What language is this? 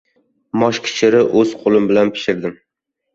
Uzbek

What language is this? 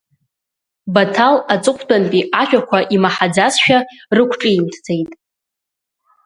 Abkhazian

